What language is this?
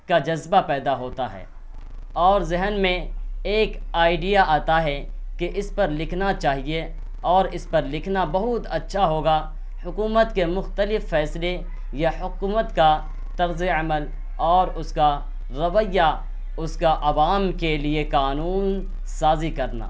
Urdu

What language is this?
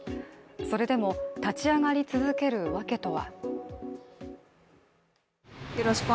Japanese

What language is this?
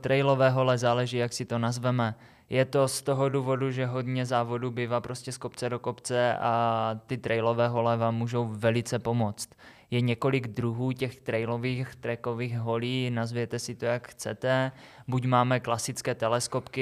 Czech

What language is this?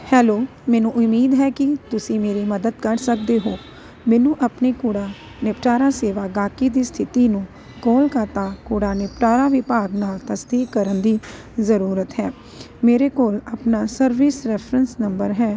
Punjabi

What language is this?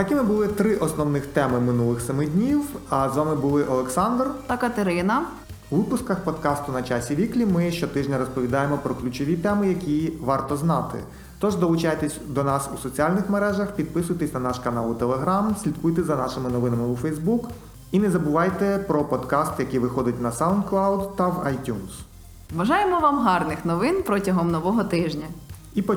Ukrainian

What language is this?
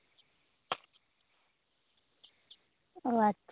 Santali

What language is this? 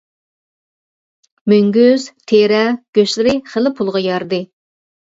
Uyghur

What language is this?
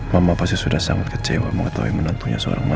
Indonesian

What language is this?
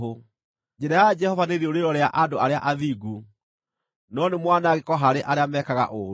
Kikuyu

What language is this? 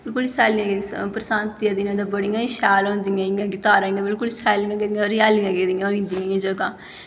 Dogri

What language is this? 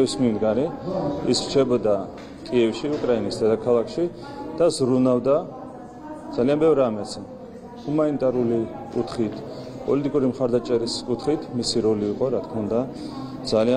Turkish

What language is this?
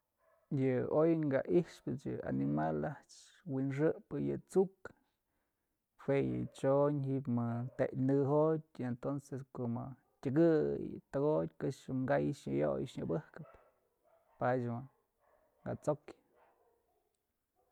Mazatlán Mixe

